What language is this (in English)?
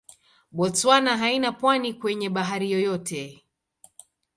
Swahili